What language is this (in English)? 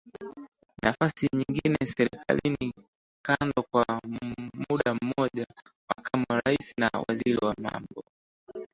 Swahili